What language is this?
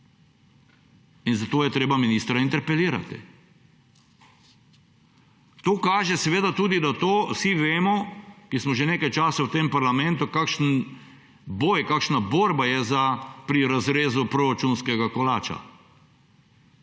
Slovenian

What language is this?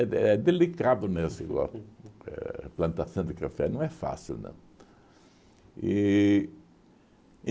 Portuguese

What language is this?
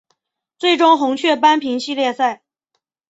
Chinese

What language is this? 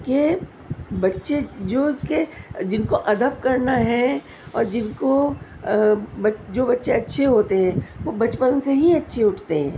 Urdu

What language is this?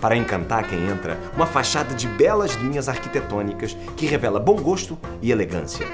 Portuguese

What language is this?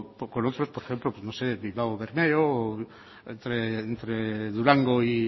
Spanish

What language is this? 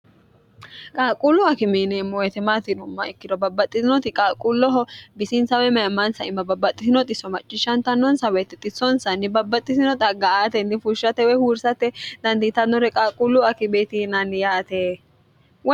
Sidamo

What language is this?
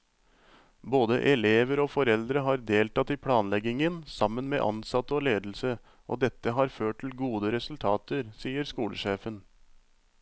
Norwegian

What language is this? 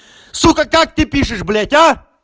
Russian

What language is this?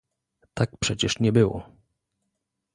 Polish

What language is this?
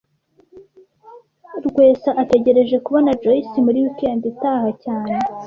Kinyarwanda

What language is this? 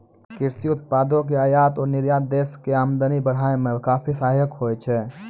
Maithili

